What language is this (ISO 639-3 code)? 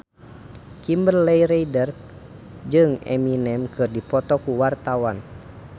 sun